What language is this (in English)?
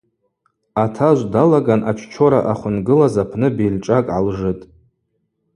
Abaza